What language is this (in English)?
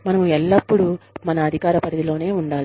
Telugu